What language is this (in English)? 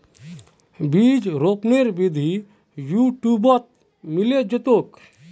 Magahi